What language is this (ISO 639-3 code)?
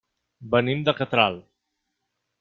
cat